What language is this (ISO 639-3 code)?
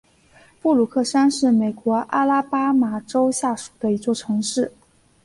zho